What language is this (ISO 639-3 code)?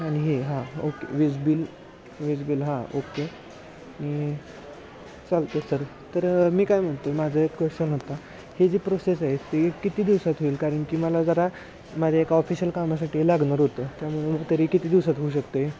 mar